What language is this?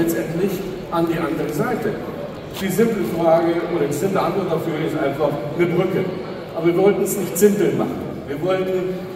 German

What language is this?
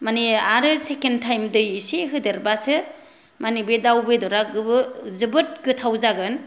Bodo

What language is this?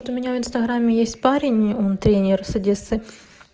Russian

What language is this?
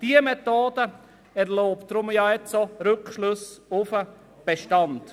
Swiss German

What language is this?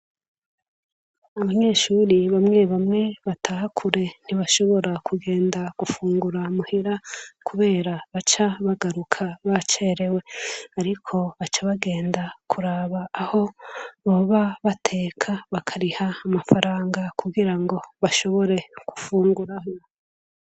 Rundi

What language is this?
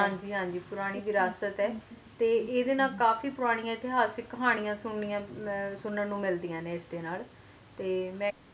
Punjabi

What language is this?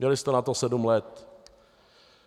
Czech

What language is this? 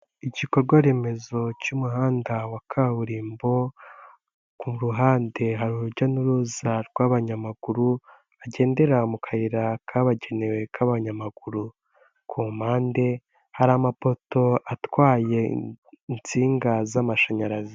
Kinyarwanda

